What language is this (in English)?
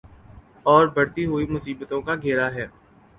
Urdu